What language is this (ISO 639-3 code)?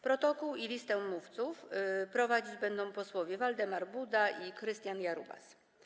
pol